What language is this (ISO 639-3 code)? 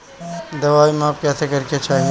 bho